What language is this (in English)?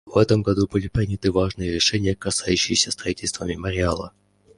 Russian